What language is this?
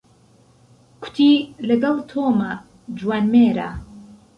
Central Kurdish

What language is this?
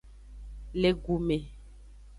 Aja (Benin)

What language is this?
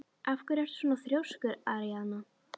Icelandic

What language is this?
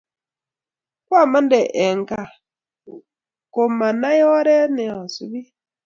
Kalenjin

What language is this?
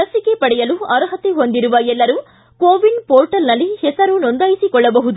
Kannada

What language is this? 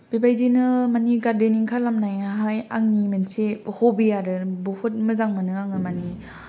Bodo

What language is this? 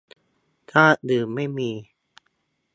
Thai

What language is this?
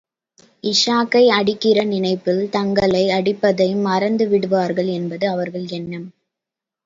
Tamil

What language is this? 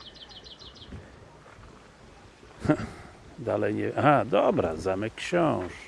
Polish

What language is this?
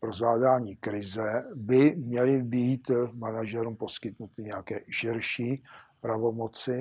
Czech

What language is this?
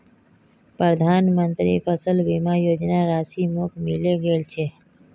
Magahi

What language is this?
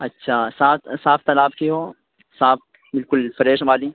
Urdu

